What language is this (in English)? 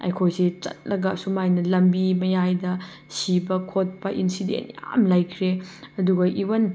Manipuri